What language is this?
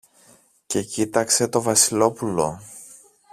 Greek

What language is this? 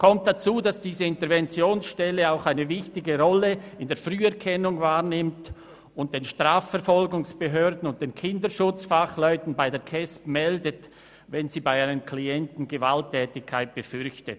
Swiss German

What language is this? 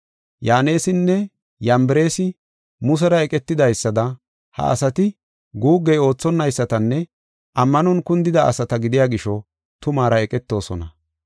Gofa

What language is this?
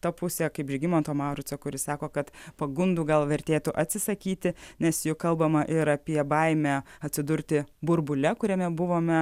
Lithuanian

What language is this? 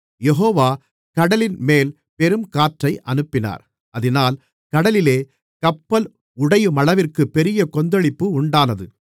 Tamil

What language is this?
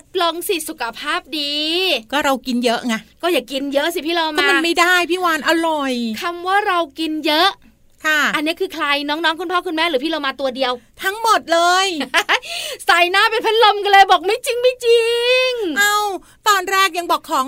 Thai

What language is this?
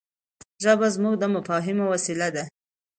Pashto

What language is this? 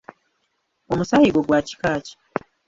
Ganda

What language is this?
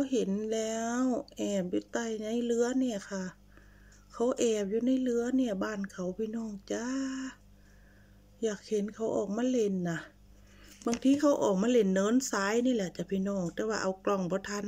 Thai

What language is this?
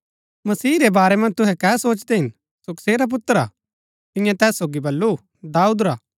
Gaddi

